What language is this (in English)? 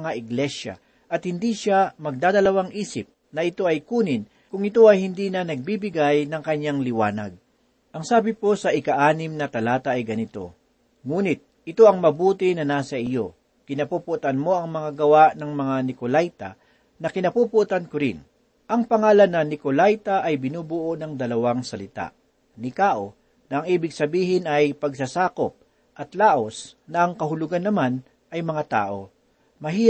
Filipino